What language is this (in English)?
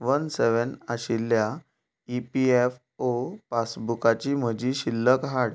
Konkani